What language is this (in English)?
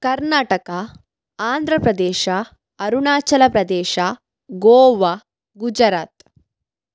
Kannada